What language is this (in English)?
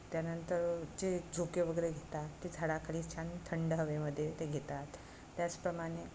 Marathi